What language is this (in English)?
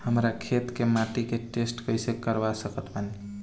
Bhojpuri